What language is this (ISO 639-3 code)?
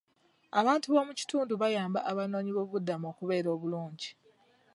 lug